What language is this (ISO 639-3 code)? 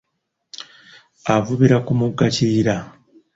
lug